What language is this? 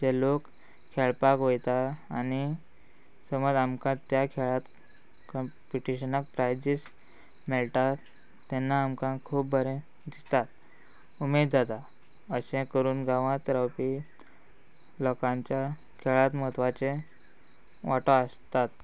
Konkani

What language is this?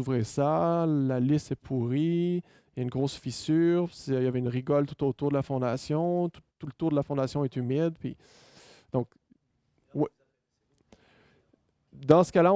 French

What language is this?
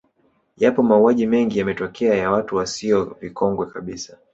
Swahili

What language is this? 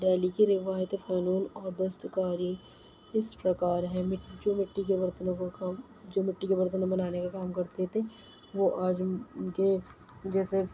Urdu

